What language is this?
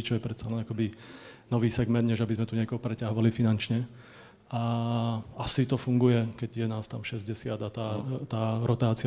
Czech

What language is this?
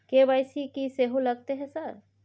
Maithili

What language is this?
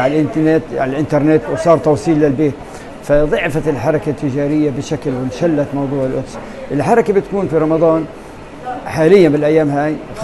Arabic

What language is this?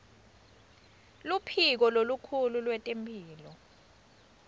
Swati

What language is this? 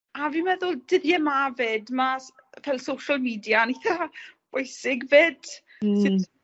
Welsh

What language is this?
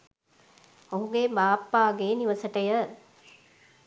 Sinhala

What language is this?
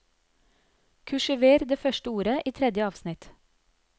Norwegian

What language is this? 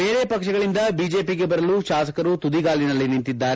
Kannada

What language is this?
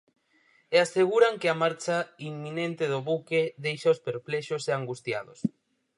Galician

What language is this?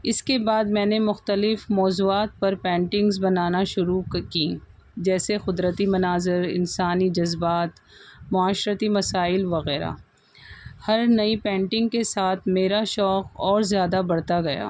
Urdu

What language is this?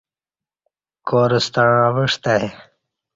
Kati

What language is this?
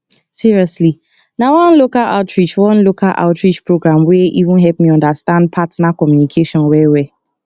Nigerian Pidgin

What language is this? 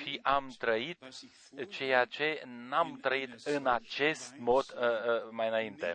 Romanian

